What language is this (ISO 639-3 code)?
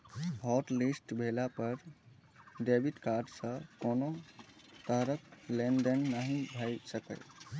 mai